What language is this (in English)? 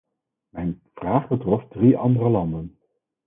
Dutch